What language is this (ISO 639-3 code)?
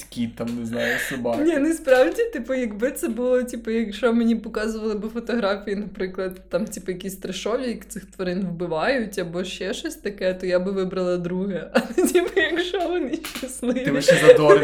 ukr